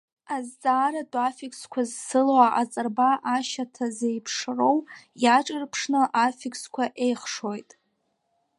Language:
Abkhazian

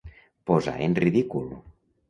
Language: Catalan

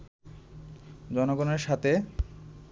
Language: Bangla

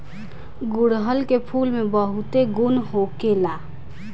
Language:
Bhojpuri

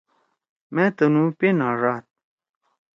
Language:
Torwali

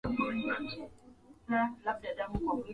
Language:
Swahili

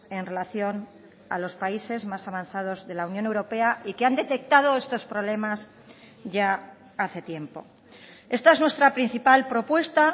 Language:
Spanish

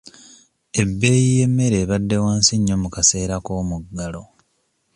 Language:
Ganda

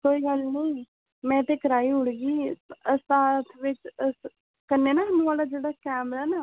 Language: Dogri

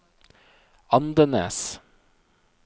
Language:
Norwegian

